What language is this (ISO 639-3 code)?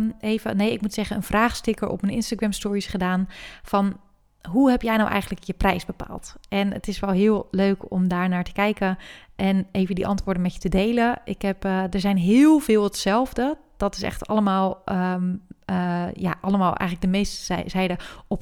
nld